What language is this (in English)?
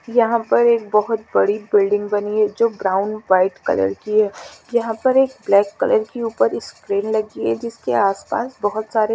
Hindi